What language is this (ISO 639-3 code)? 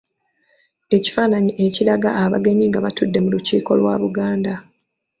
lug